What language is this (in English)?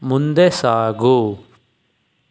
Kannada